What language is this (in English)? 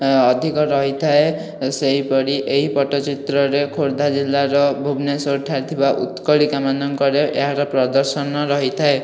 Odia